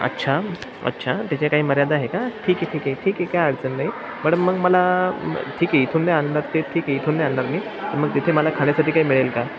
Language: Marathi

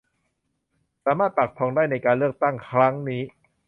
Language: Thai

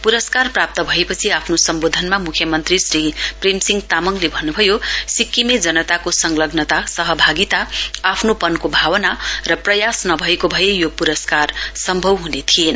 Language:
Nepali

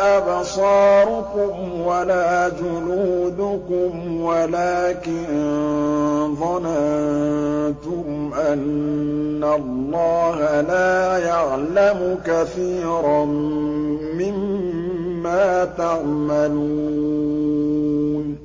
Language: Arabic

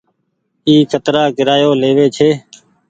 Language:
Goaria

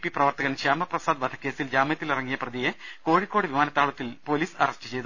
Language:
Malayalam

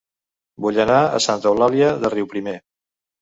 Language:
Catalan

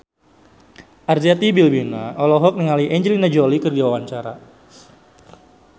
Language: Sundanese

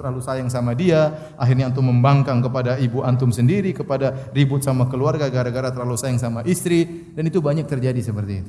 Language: Indonesian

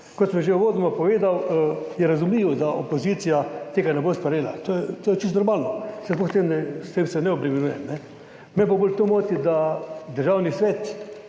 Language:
Slovenian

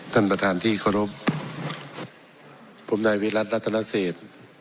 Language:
Thai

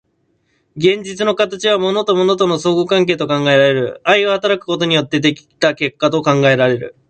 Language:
Japanese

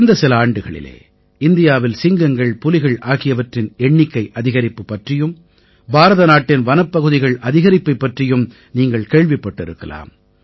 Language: Tamil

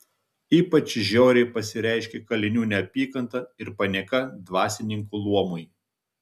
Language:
Lithuanian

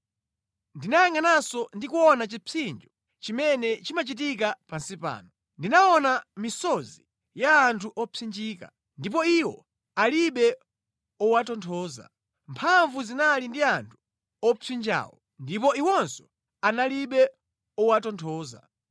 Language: Nyanja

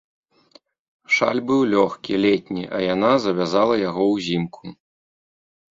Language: Belarusian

